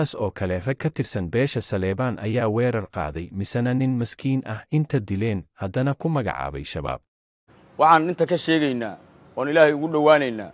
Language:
Arabic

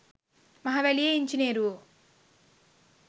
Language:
Sinhala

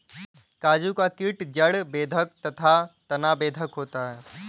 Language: Hindi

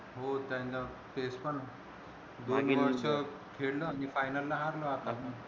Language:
Marathi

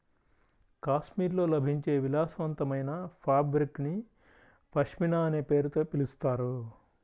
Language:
Telugu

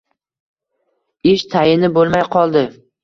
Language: Uzbek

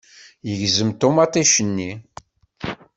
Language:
Kabyle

